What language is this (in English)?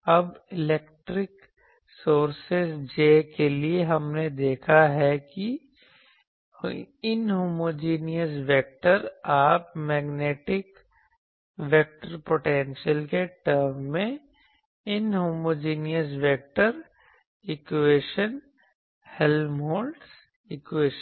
Hindi